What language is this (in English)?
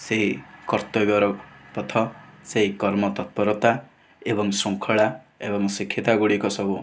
Odia